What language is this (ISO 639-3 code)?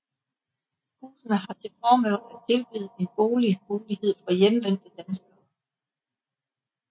dan